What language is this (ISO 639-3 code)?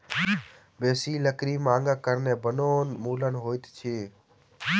mai